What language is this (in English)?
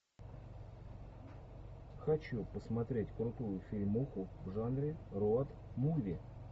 Russian